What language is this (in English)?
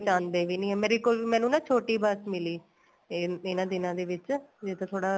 Punjabi